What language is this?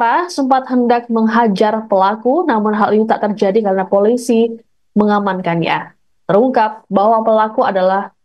Indonesian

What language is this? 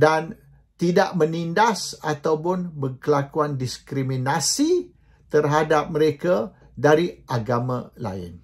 Malay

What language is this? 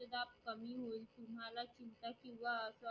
Marathi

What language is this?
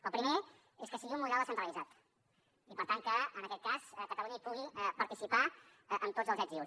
Catalan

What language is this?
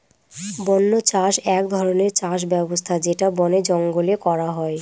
Bangla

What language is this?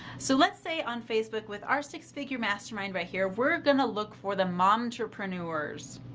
English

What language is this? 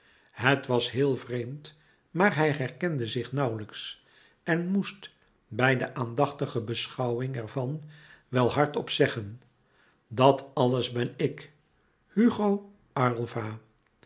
Dutch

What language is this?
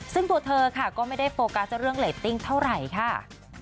Thai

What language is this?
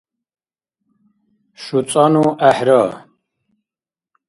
Dargwa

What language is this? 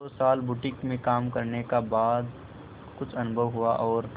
Hindi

